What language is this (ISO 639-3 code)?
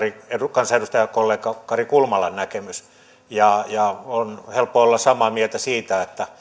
fin